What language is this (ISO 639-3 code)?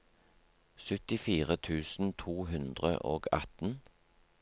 nor